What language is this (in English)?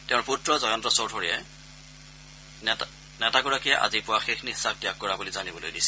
Assamese